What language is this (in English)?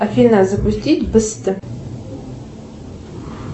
Russian